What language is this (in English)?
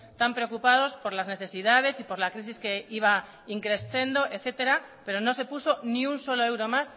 Spanish